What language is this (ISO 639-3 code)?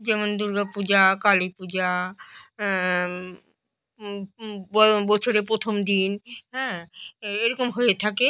ben